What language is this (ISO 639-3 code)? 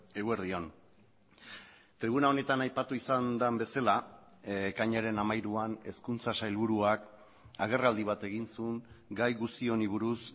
eus